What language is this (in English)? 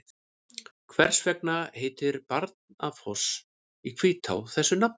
Icelandic